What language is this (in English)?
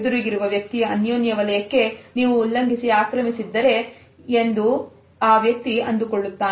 Kannada